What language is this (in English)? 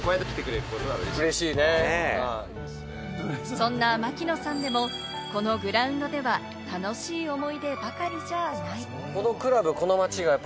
Japanese